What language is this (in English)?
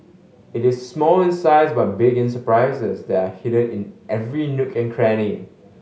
English